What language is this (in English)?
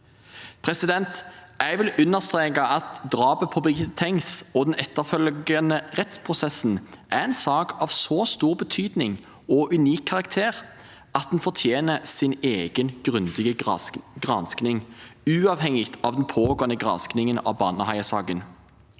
Norwegian